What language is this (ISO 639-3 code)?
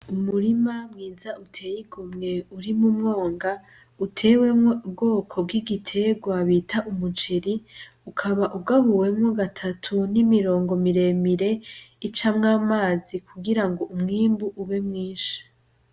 run